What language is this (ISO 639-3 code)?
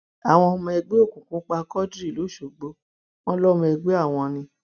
yor